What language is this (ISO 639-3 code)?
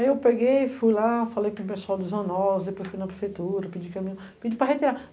por